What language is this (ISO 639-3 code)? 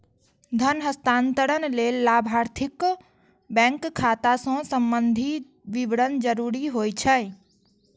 mai